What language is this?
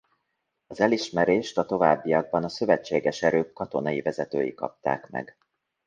Hungarian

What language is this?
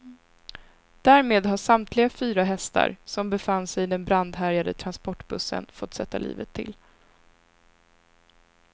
Swedish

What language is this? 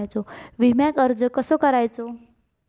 Marathi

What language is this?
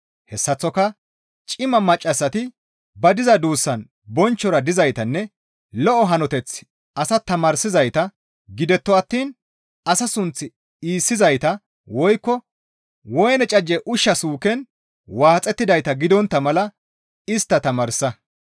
Gamo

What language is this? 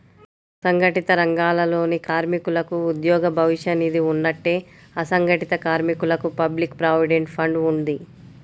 Telugu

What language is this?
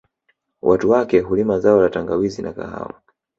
Swahili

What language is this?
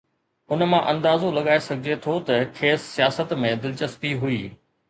Sindhi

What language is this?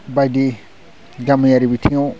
Bodo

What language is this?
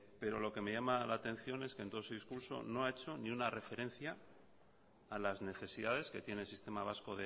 Spanish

